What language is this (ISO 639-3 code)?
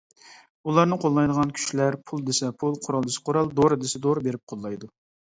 uig